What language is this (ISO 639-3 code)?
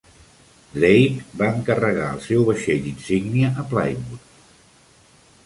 cat